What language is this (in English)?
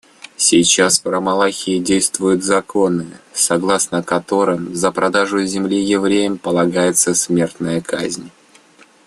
Russian